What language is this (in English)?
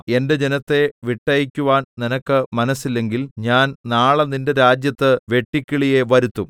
Malayalam